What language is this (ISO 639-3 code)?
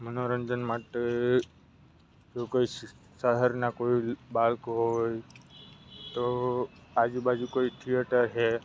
guj